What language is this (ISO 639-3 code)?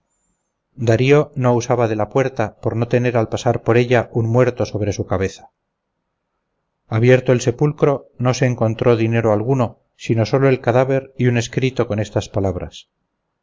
spa